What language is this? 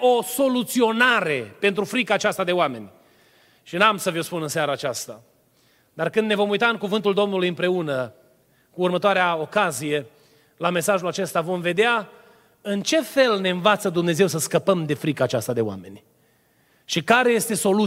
Romanian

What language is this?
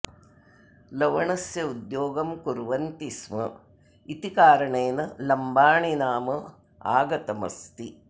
Sanskrit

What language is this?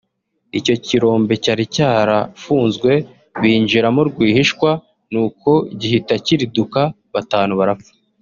Kinyarwanda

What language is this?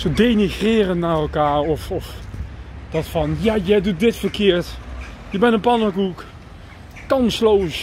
Dutch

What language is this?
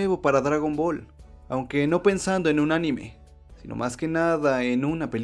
Spanish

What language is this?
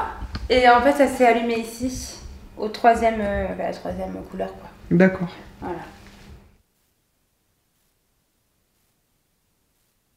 French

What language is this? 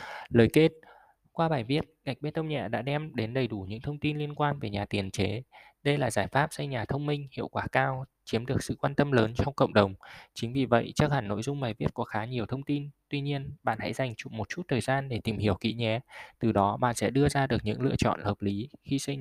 Vietnamese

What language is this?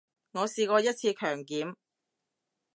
Cantonese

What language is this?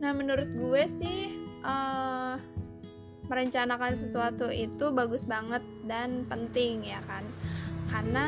Indonesian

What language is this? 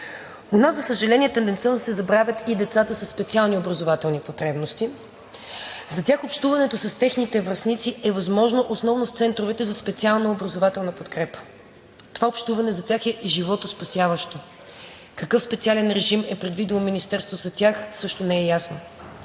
Bulgarian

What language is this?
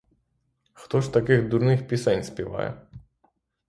Ukrainian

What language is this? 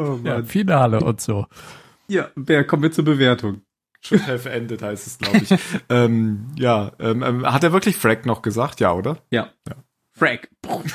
German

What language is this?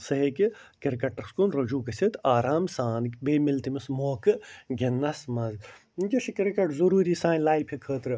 Kashmiri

